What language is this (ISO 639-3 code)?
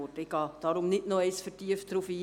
gsw